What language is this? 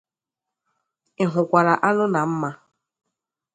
Igbo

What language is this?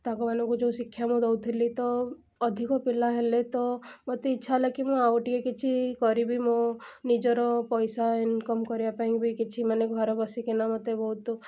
Odia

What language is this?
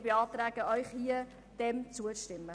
Swiss German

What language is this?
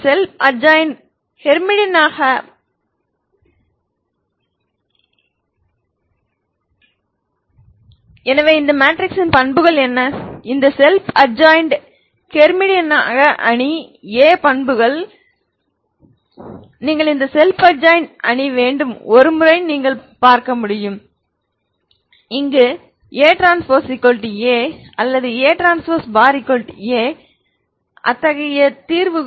Tamil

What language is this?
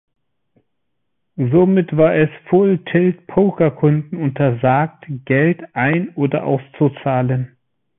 German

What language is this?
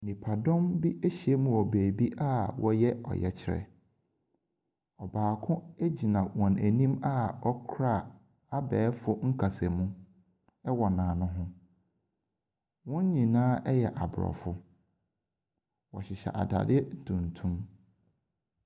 Akan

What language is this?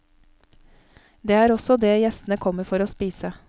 Norwegian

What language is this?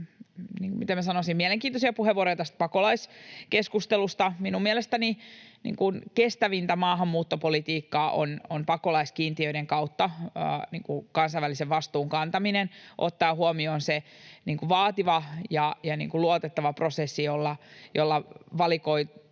Finnish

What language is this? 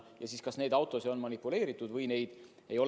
Estonian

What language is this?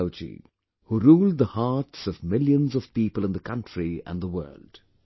English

